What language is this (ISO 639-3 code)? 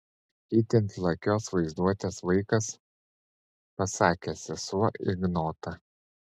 lit